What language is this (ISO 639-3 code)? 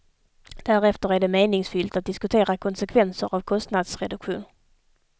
swe